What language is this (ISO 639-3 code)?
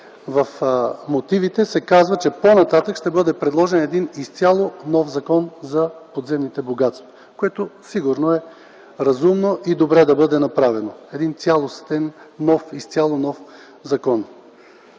bul